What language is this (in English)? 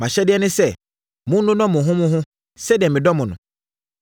Akan